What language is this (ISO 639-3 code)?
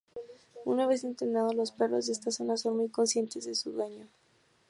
spa